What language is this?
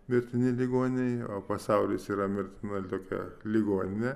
Lithuanian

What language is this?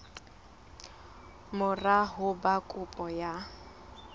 Southern Sotho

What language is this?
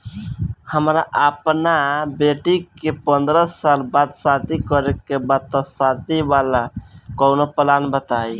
Bhojpuri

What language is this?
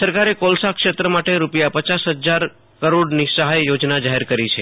Gujarati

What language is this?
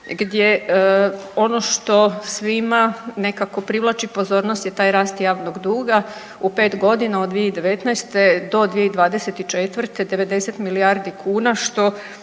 Croatian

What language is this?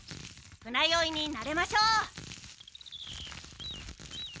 Japanese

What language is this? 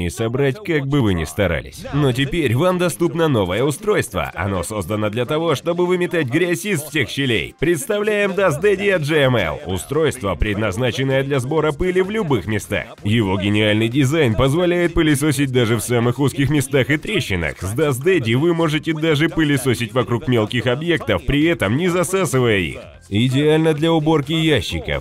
Russian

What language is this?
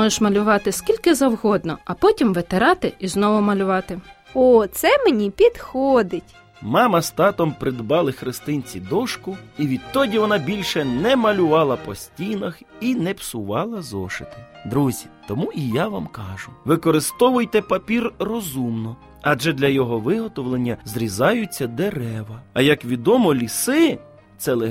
Ukrainian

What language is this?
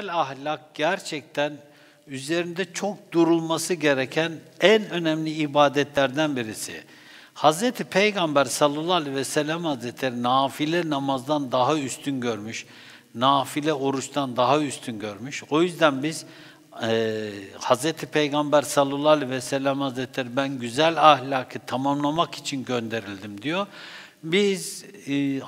Turkish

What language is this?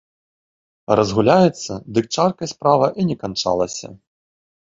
Belarusian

